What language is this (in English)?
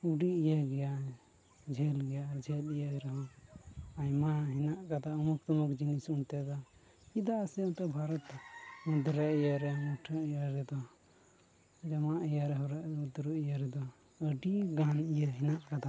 Santali